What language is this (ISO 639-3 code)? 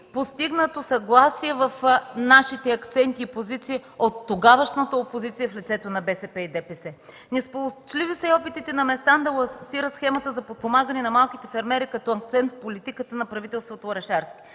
bul